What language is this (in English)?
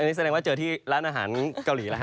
Thai